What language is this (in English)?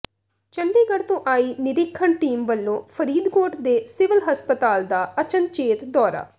Punjabi